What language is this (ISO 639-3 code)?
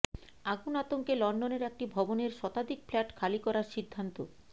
ben